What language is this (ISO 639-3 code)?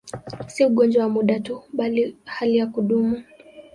swa